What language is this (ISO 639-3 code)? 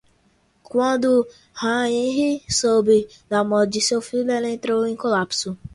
por